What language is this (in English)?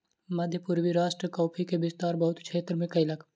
Maithili